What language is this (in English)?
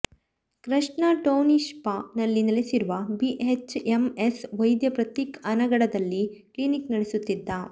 Kannada